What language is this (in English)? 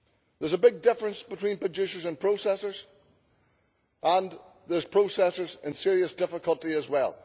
English